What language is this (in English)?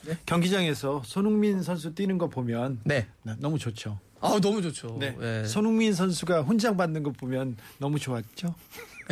Korean